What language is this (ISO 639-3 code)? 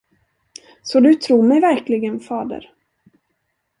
swe